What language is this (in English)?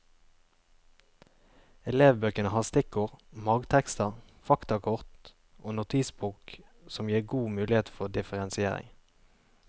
Norwegian